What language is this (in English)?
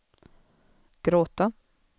Swedish